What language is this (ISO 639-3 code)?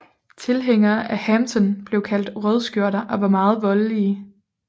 dan